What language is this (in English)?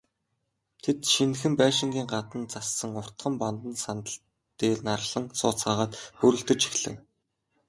Mongolian